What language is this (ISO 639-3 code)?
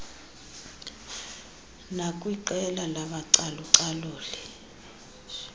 xho